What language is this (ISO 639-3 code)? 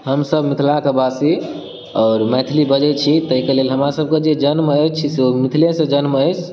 mai